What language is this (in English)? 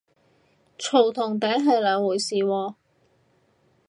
Cantonese